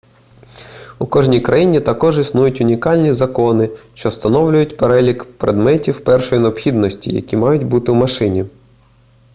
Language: Ukrainian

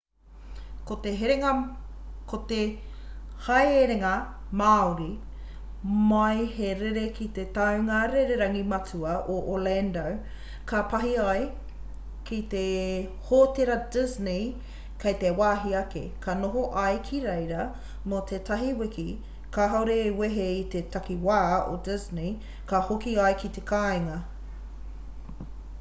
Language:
Māori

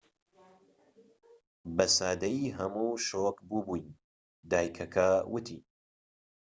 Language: Central Kurdish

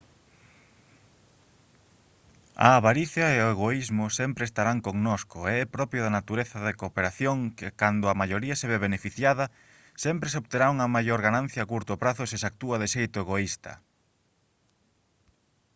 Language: Galician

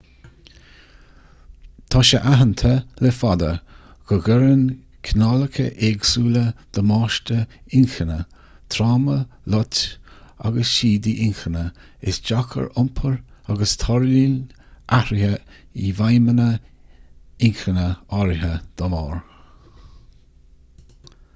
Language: Irish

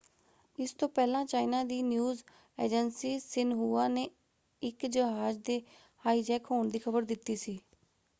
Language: Punjabi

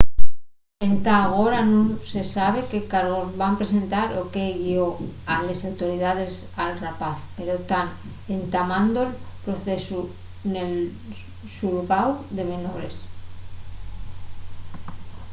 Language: Asturian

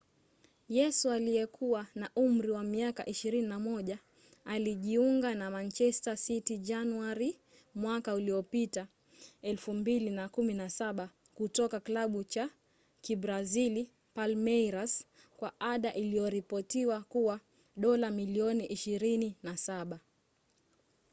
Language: Swahili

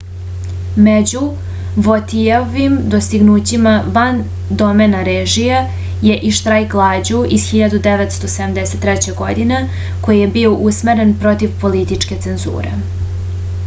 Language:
Serbian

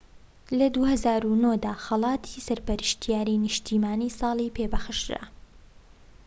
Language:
Central Kurdish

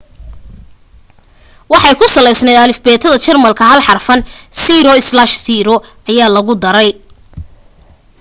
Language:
Somali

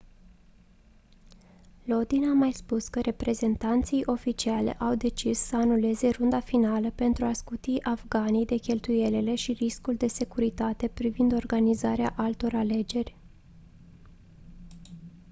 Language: Romanian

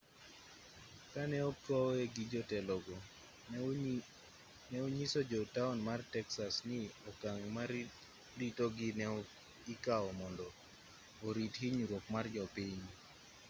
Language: Luo (Kenya and Tanzania)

